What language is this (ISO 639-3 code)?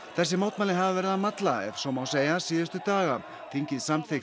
isl